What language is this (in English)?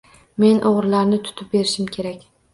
Uzbek